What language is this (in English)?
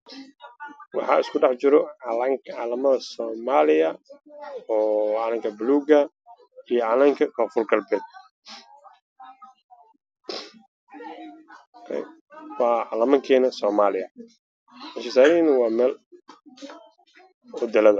Somali